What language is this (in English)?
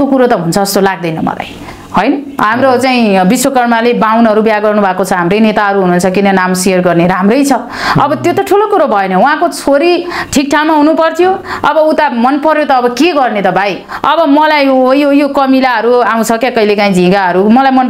Indonesian